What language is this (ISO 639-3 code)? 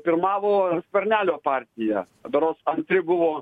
lit